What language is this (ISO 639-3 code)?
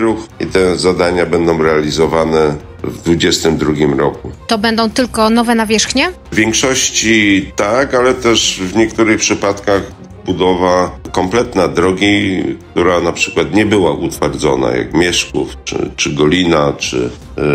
pol